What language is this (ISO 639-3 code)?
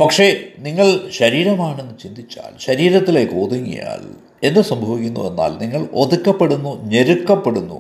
mal